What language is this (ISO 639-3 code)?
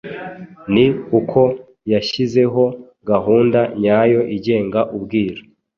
kin